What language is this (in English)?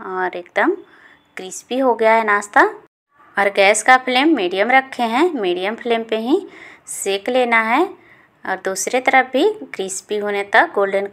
Hindi